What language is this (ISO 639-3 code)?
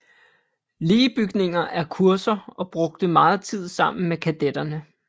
dan